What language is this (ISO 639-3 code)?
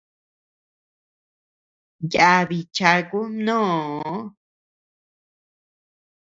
cux